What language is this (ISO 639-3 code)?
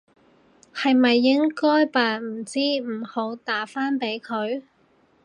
yue